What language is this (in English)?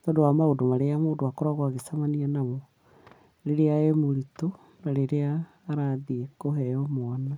Kikuyu